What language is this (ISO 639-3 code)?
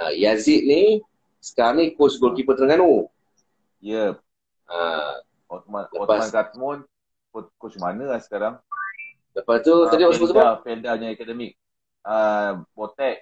msa